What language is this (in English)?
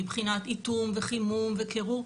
Hebrew